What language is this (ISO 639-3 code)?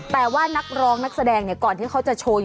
tha